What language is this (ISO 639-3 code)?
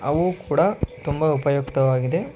kan